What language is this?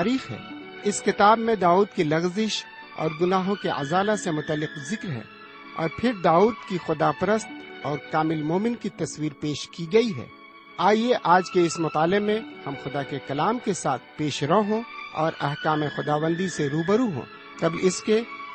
Urdu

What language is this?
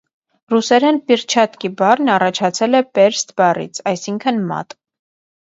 Armenian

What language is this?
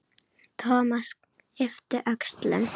Icelandic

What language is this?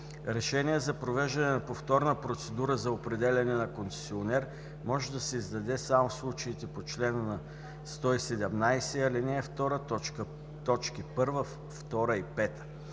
Bulgarian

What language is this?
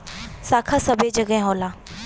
Bhojpuri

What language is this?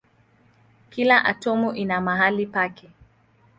Swahili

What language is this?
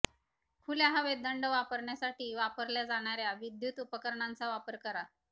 Marathi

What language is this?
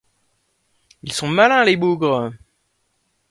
French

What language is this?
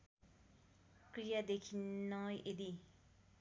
Nepali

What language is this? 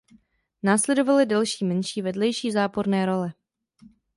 Czech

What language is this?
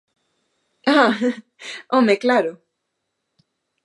Galician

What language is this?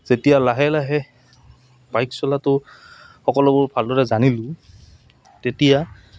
Assamese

